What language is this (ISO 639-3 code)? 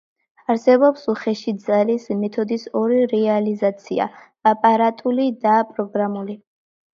kat